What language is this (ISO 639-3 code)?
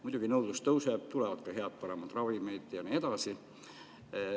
est